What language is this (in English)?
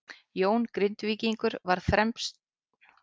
Icelandic